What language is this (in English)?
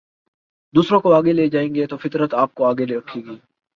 Urdu